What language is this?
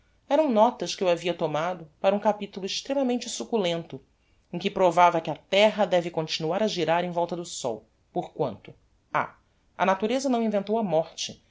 Portuguese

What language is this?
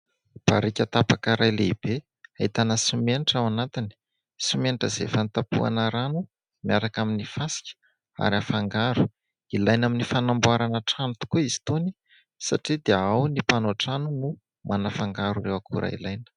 Malagasy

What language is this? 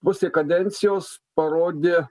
Lithuanian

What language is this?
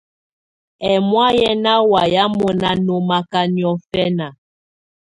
Tunen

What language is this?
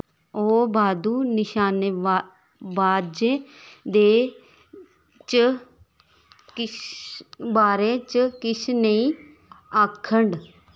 Dogri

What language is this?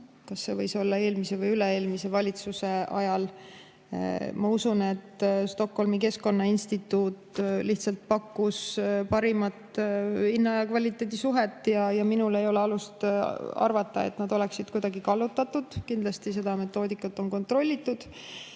Estonian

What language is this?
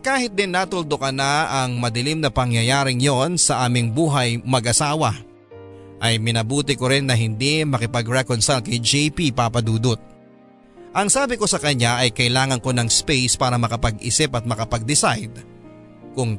Filipino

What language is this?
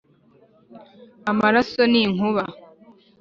Kinyarwanda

